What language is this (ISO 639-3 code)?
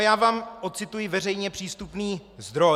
ces